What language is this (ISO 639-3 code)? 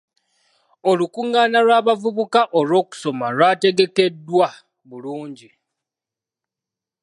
lug